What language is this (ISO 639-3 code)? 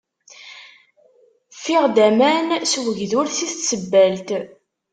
kab